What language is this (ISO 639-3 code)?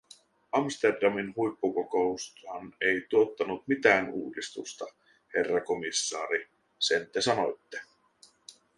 fin